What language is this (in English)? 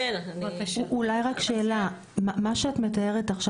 Hebrew